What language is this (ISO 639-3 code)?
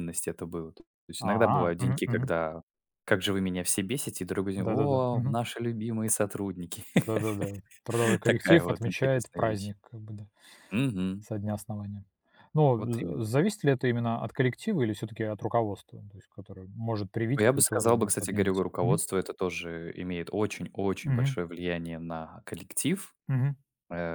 rus